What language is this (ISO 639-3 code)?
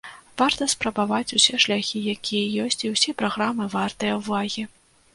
bel